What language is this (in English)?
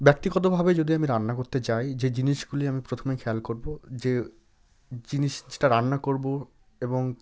Bangla